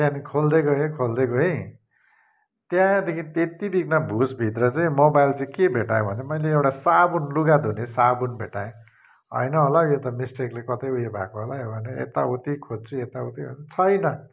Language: Nepali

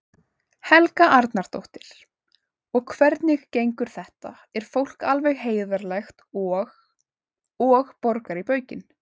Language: Icelandic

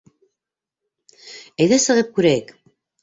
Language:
Bashkir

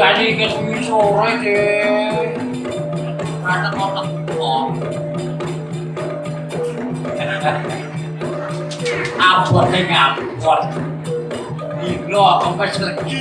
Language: Indonesian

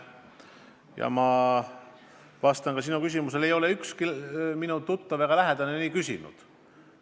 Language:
Estonian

